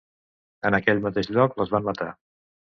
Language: Catalan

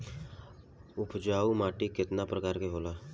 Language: Bhojpuri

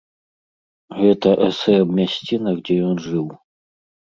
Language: Belarusian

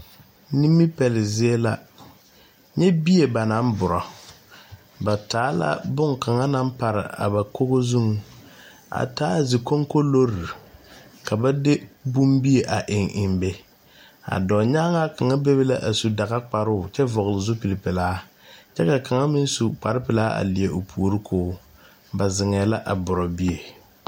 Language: Southern Dagaare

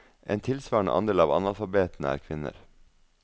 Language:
Norwegian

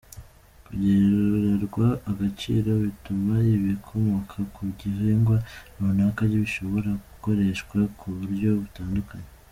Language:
Kinyarwanda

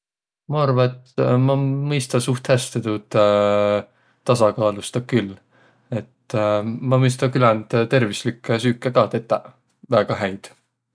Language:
Võro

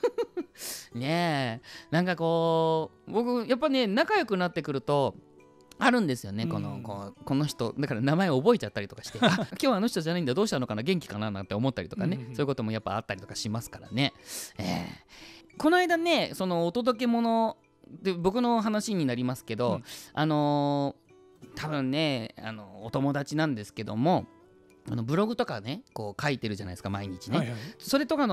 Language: Japanese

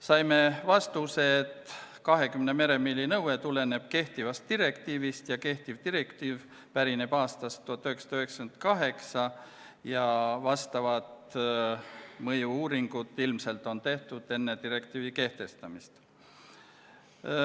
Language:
Estonian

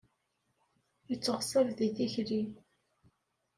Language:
Kabyle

